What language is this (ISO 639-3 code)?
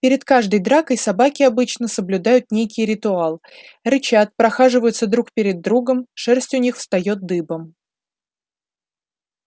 rus